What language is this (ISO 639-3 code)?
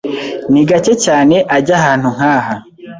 kin